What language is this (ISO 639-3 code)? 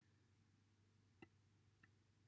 cym